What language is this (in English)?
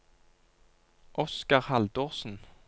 Norwegian